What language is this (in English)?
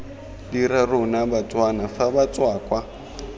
Tswana